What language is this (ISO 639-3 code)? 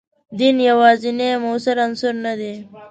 pus